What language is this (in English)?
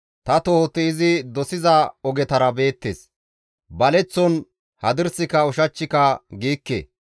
Gamo